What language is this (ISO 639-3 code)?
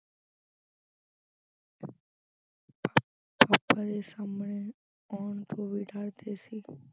pan